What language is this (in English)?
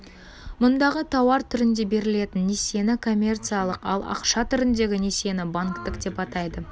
Kazakh